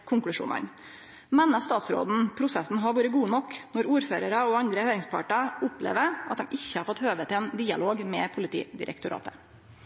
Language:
Norwegian Nynorsk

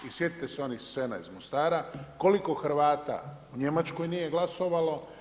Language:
Croatian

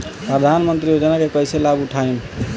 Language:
Bhojpuri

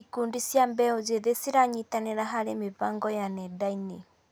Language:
Kikuyu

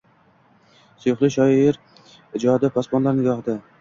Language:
Uzbek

